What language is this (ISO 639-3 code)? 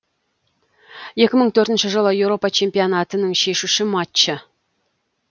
kaz